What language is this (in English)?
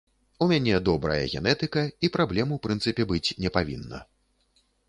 Belarusian